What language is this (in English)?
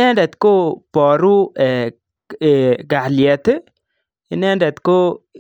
Kalenjin